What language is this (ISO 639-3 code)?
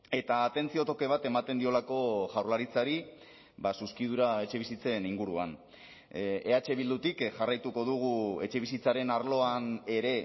eus